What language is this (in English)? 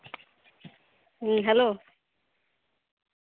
Santali